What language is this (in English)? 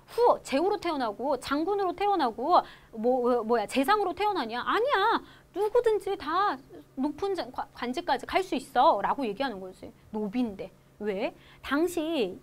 Korean